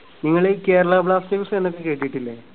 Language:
Malayalam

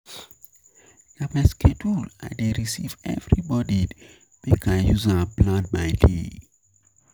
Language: Nigerian Pidgin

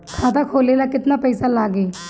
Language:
Bhojpuri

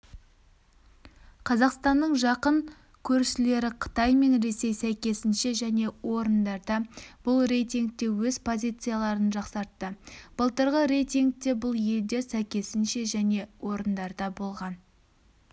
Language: Kazakh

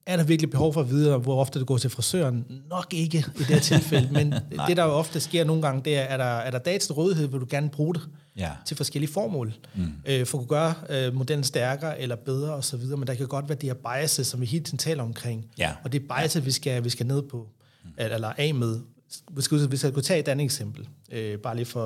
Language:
Danish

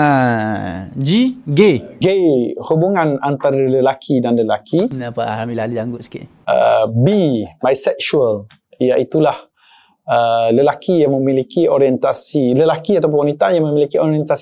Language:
Malay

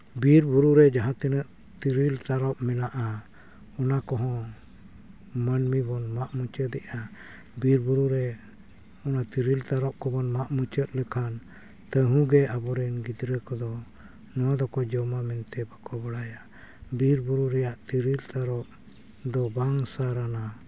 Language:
Santali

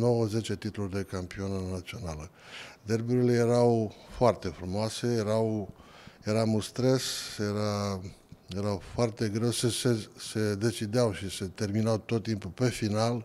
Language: Romanian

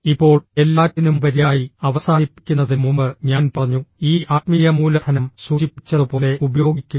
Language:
Malayalam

